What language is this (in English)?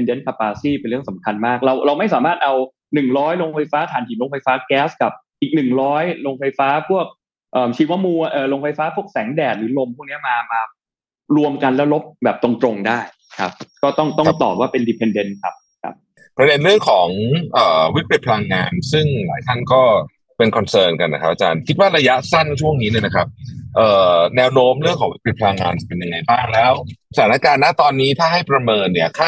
Thai